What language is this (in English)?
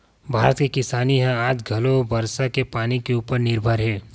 Chhattisgarhi